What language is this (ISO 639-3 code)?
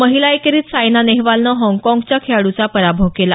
mar